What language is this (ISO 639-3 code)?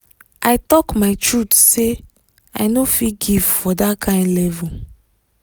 pcm